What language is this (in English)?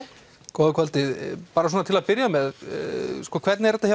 Icelandic